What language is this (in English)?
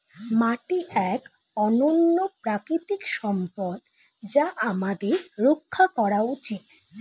Bangla